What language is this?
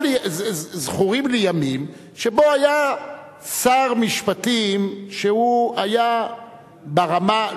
Hebrew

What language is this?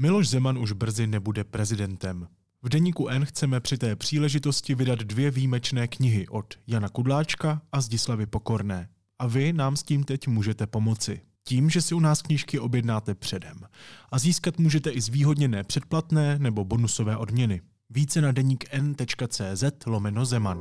Czech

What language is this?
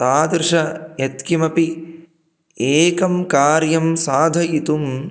Sanskrit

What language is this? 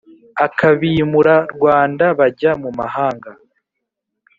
Kinyarwanda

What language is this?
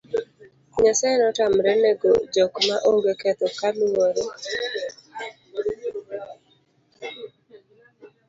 Luo (Kenya and Tanzania)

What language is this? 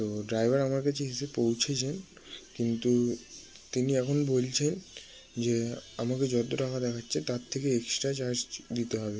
Bangla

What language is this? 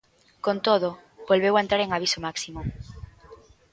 Galician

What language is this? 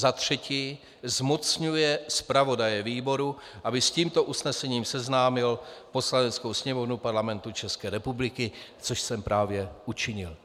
Czech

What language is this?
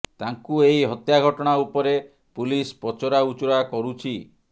Odia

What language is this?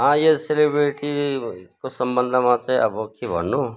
Nepali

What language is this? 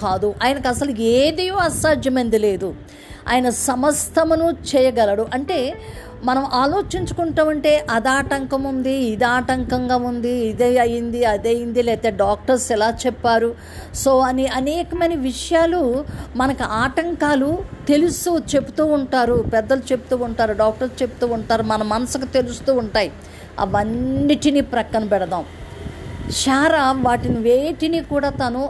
Telugu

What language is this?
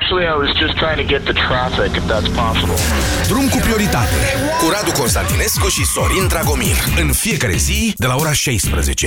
Romanian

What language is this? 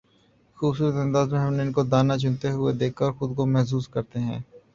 Urdu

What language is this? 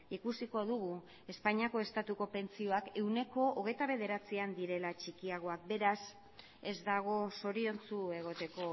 Basque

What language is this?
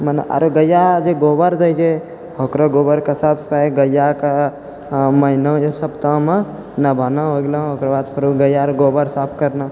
Maithili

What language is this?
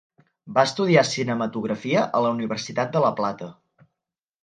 Catalan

